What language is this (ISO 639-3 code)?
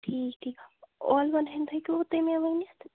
kas